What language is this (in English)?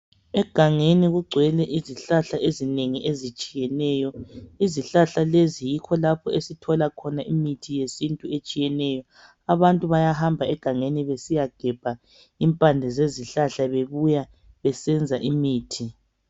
North Ndebele